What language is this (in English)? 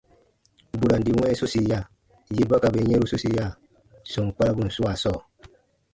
Baatonum